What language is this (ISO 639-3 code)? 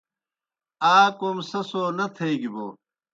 plk